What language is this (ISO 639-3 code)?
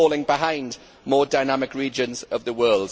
eng